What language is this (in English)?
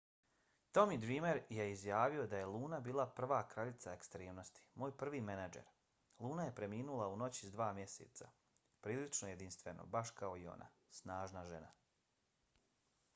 Bosnian